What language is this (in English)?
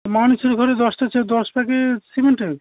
Bangla